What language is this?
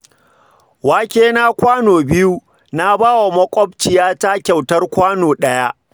Hausa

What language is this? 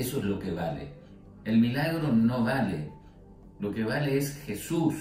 Spanish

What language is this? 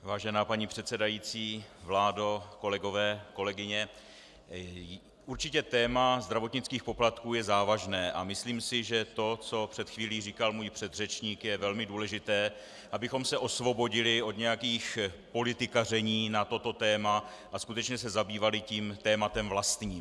Czech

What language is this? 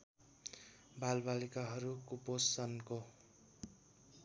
Nepali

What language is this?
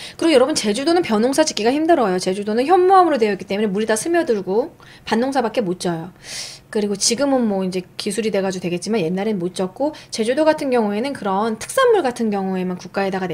Korean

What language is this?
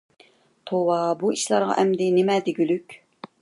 Uyghur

